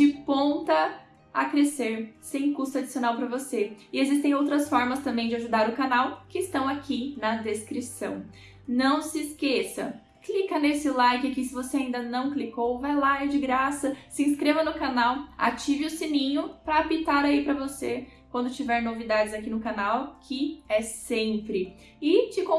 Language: Portuguese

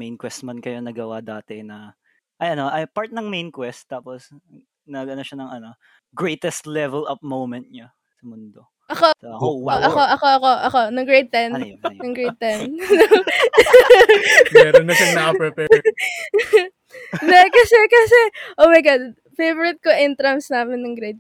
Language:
Filipino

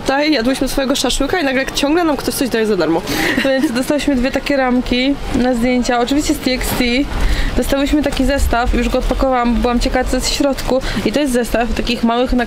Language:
Polish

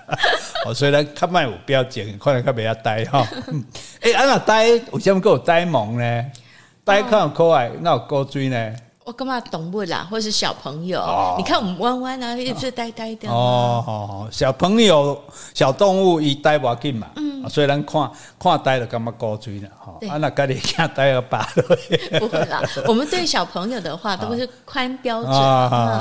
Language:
Chinese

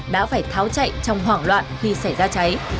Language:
Vietnamese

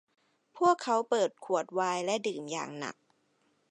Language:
Thai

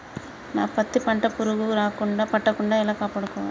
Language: Telugu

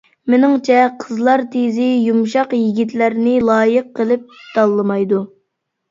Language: Uyghur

